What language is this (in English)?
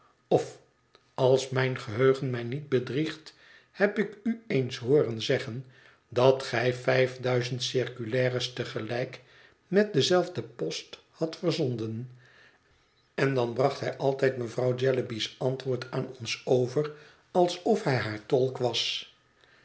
Dutch